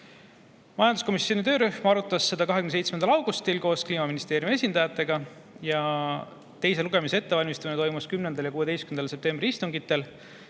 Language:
Estonian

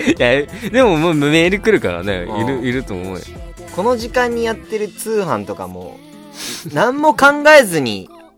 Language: Japanese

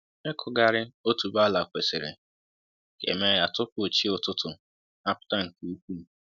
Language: Igbo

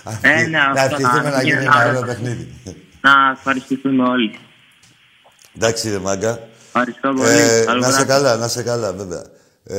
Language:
Greek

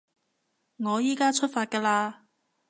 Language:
Cantonese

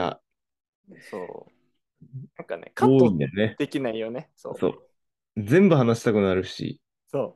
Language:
Japanese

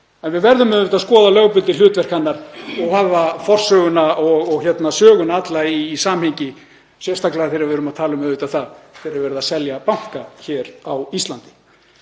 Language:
Icelandic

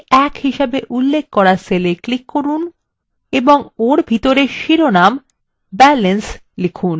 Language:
Bangla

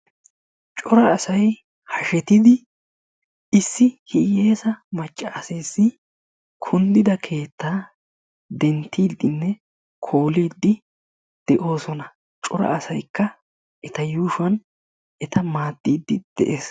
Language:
Wolaytta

